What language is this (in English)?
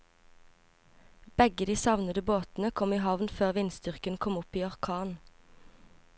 Norwegian